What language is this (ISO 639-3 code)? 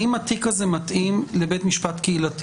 heb